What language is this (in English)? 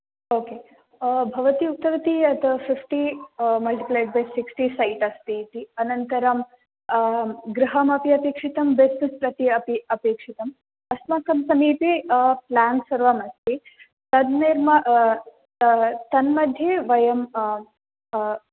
Sanskrit